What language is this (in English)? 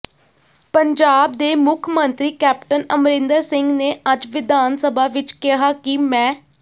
Punjabi